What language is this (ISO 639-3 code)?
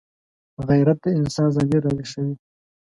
pus